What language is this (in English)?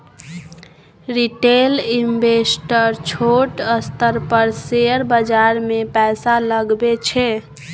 Maithili